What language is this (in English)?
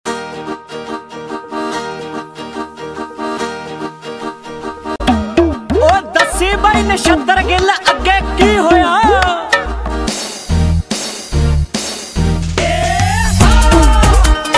Indonesian